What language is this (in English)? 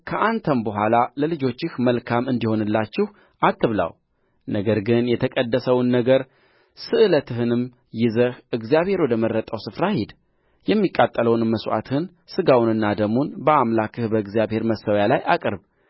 Amharic